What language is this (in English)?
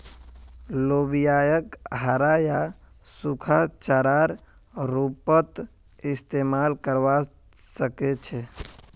Magahi